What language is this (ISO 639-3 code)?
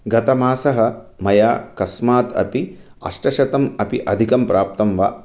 san